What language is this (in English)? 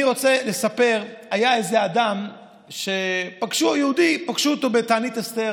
Hebrew